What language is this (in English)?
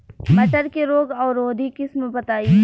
Bhojpuri